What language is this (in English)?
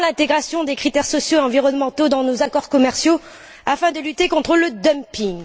French